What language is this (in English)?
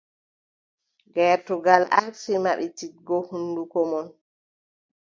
Adamawa Fulfulde